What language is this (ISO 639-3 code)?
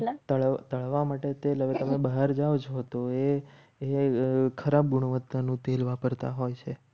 guj